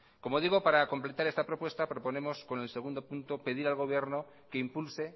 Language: Spanish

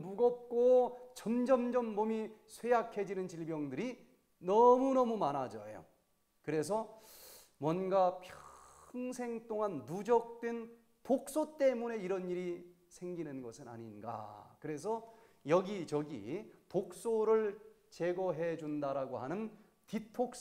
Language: Korean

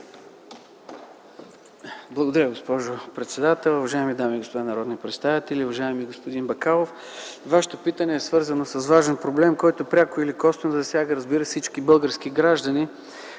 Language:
Bulgarian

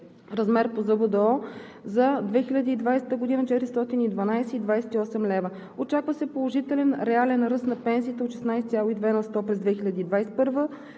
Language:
Bulgarian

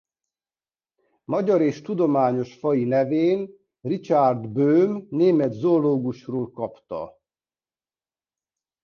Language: Hungarian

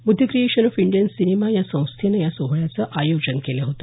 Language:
Marathi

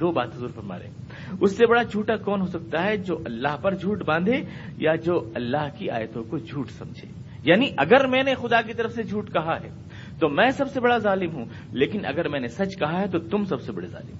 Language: Urdu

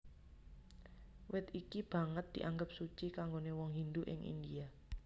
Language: Javanese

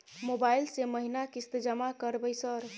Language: Maithili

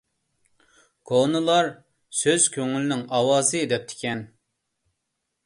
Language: Uyghur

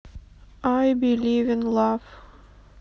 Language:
Russian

